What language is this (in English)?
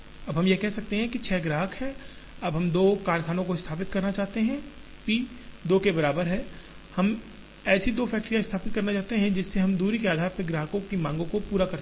Hindi